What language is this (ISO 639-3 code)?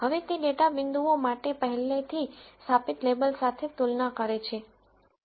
guj